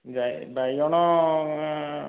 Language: Odia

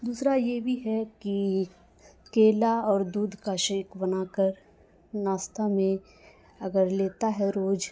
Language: Urdu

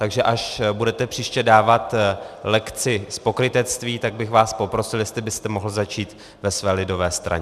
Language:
Czech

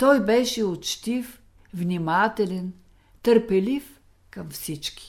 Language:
Bulgarian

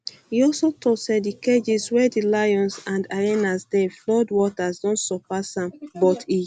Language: Nigerian Pidgin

